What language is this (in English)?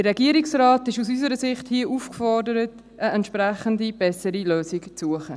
Swiss German